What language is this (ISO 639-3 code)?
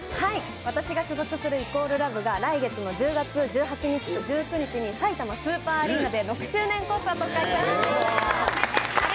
jpn